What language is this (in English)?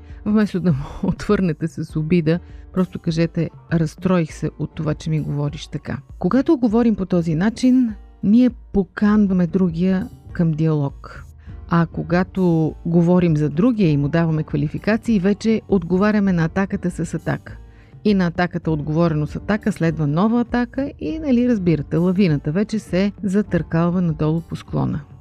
Bulgarian